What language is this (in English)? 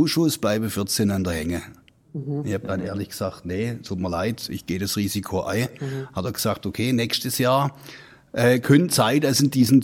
German